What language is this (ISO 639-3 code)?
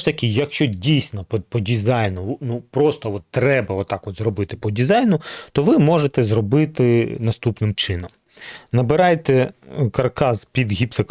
ukr